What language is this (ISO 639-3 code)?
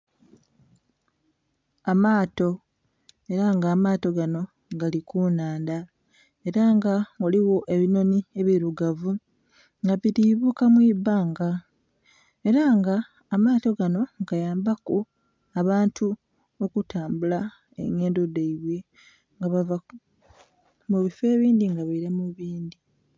xog